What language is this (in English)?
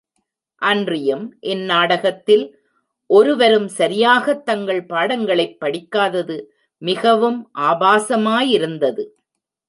Tamil